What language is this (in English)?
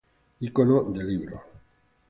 Spanish